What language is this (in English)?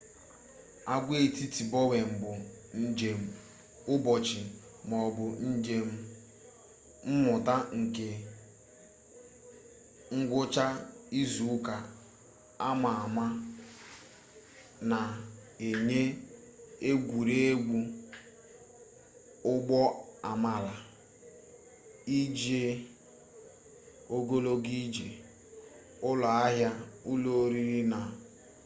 Igbo